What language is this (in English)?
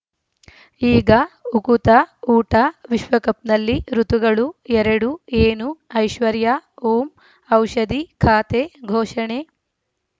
Kannada